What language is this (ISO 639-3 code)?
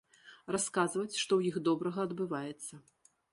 bel